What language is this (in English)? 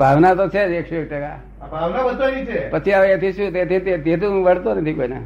Gujarati